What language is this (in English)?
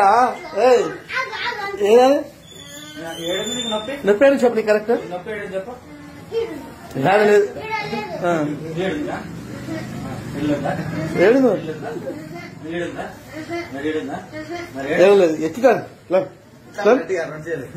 Telugu